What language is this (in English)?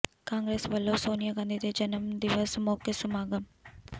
Punjabi